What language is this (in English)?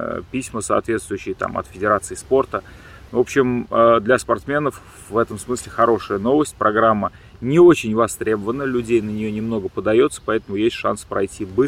Russian